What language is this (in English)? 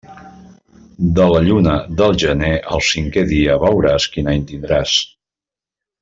Catalan